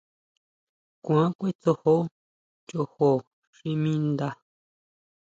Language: Huautla Mazatec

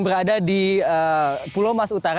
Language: Indonesian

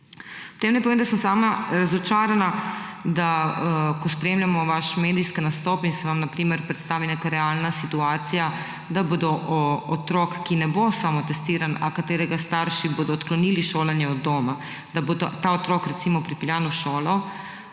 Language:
Slovenian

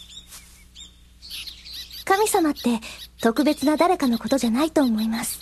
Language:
Japanese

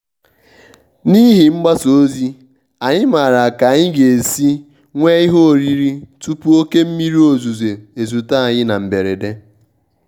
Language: Igbo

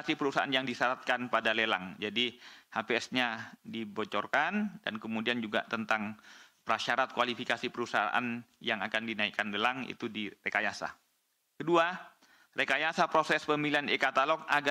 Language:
Indonesian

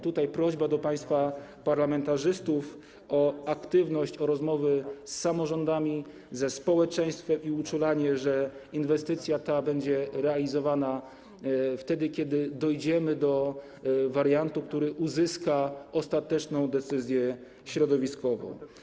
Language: Polish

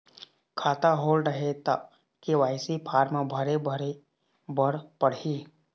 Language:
Chhattisgarhi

